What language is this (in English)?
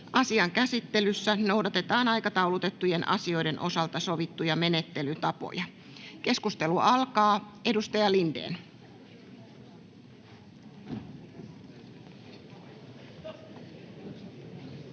Finnish